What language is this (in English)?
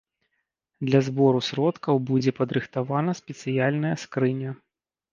Belarusian